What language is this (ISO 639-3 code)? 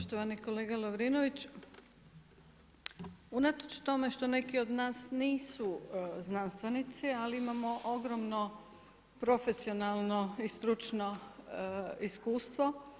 hrv